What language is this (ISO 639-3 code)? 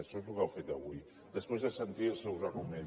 cat